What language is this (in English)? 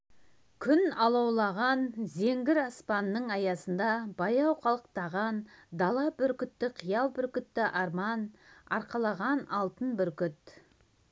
Kazakh